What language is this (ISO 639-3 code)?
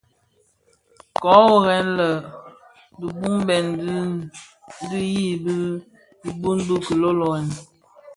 ksf